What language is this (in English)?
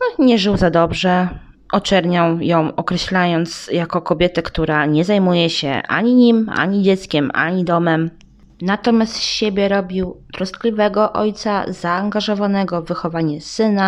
Polish